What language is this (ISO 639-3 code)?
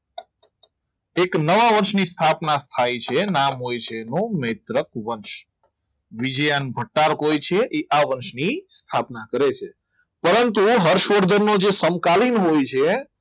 guj